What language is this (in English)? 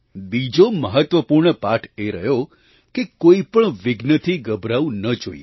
Gujarati